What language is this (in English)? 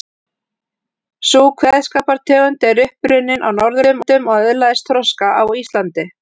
Icelandic